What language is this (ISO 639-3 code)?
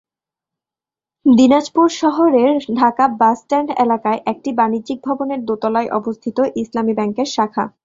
ben